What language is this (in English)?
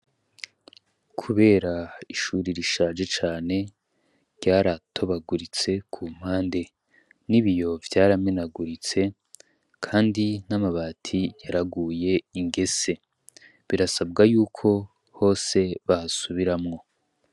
Rundi